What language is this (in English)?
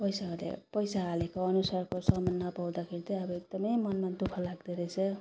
Nepali